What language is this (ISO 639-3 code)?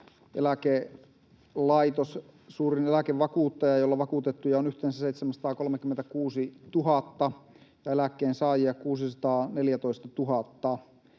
fin